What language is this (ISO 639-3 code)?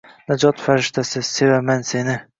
uzb